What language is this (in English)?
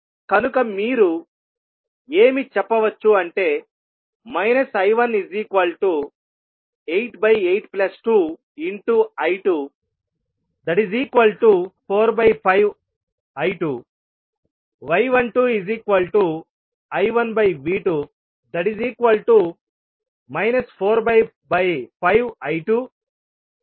Telugu